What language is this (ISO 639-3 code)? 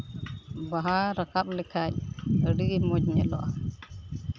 sat